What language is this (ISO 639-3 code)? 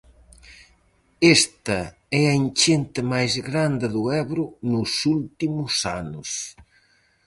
glg